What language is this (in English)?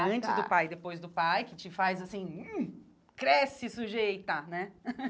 Portuguese